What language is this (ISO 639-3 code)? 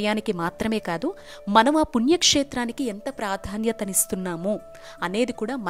tel